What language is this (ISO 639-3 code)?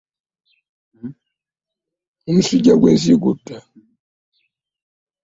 lug